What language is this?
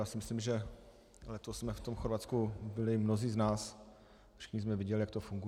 Czech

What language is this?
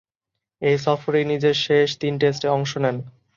Bangla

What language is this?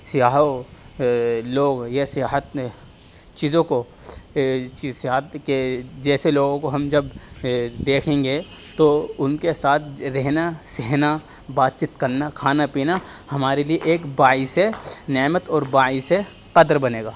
Urdu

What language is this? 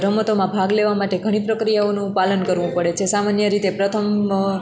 Gujarati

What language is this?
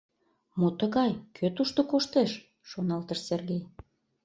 Mari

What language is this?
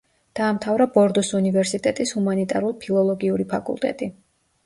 Georgian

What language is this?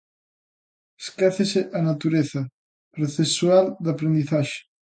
Galician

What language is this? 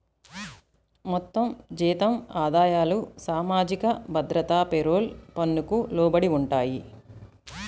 Telugu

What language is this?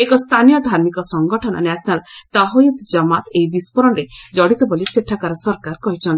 Odia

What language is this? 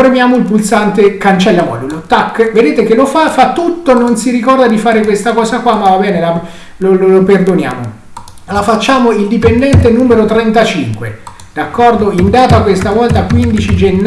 Italian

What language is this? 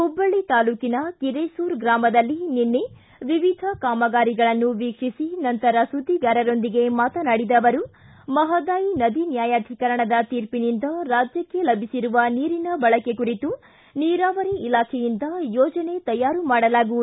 Kannada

